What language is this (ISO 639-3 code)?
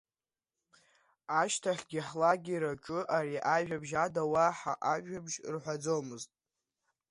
abk